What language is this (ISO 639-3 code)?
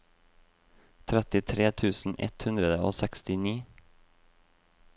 nor